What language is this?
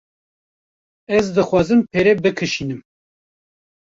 Kurdish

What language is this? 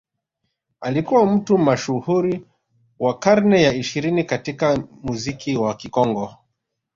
Swahili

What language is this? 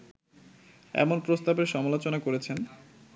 Bangla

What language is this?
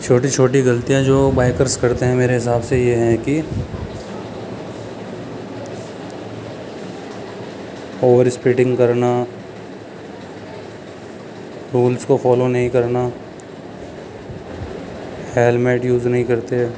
Urdu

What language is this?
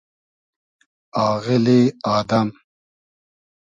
Hazaragi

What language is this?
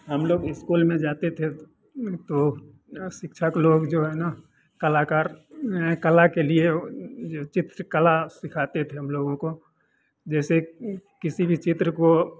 Hindi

